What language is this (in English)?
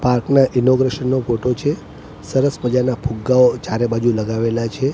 Gujarati